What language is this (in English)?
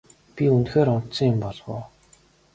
Mongolian